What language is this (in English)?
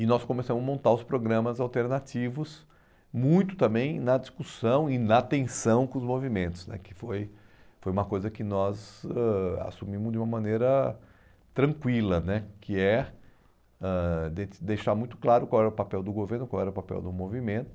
Portuguese